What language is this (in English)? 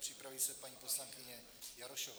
Czech